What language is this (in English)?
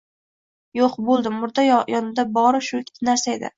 Uzbek